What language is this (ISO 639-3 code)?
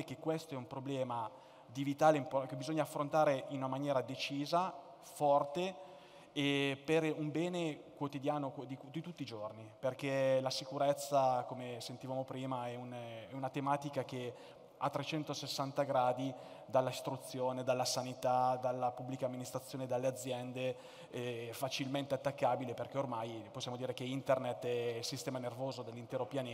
ita